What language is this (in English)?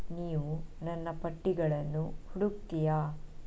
Kannada